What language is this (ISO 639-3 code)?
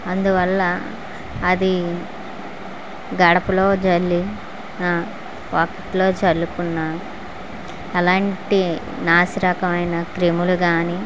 tel